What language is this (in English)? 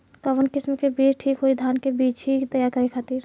Bhojpuri